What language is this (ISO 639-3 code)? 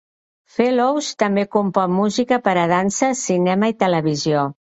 cat